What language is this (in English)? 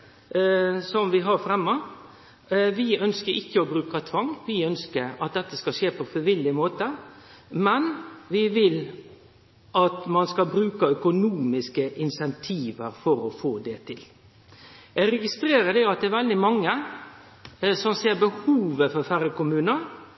Norwegian Nynorsk